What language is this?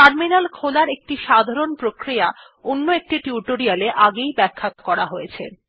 Bangla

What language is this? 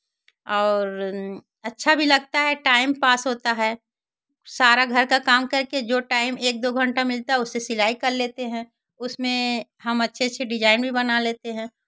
Hindi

